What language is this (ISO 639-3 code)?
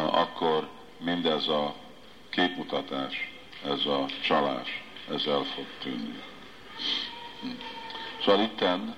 hun